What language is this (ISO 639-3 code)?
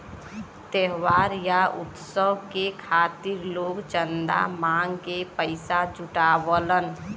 bho